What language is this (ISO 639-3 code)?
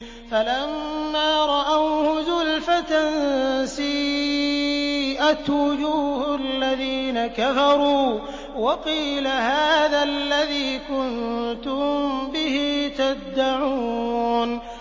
ara